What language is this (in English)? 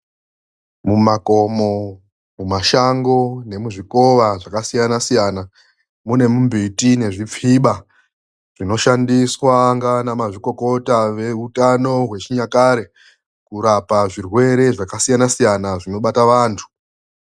Ndau